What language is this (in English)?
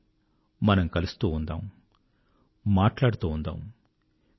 Telugu